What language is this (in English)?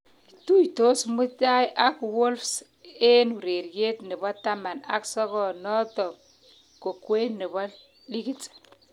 Kalenjin